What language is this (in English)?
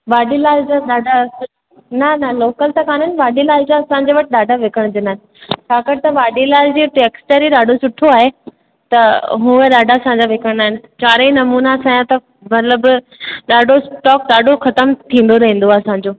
Sindhi